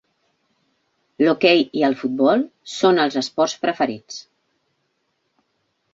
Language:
Catalan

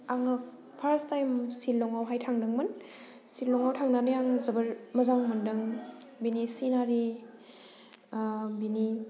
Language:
Bodo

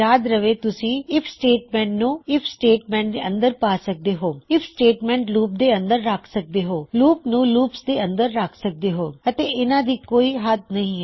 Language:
Punjabi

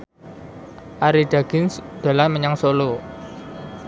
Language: Javanese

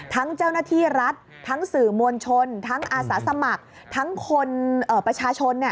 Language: Thai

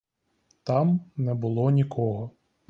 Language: Ukrainian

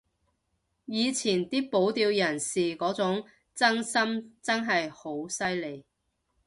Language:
Cantonese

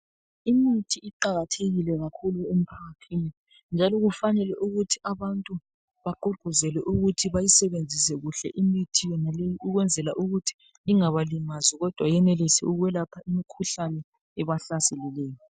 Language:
North Ndebele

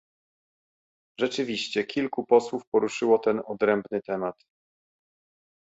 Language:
Polish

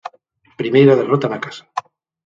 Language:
Galician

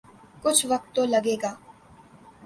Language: Urdu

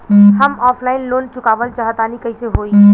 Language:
Bhojpuri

